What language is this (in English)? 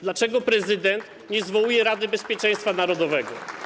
Polish